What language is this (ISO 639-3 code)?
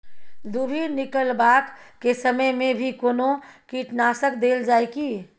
mai